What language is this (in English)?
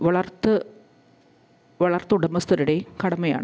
Malayalam